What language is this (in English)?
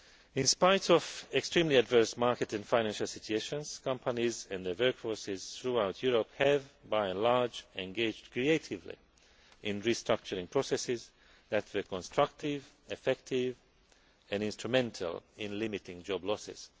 English